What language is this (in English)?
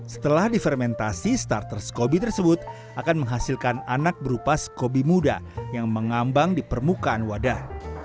Indonesian